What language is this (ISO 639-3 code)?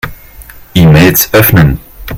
deu